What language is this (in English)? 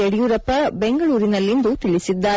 Kannada